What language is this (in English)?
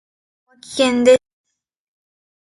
Japanese